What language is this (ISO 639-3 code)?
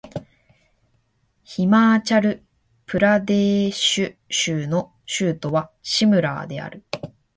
jpn